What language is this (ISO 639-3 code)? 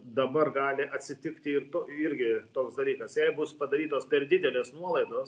lit